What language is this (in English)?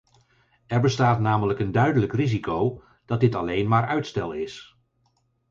Dutch